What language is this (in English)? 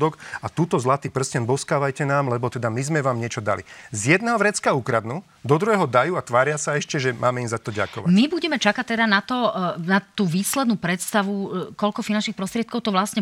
Slovak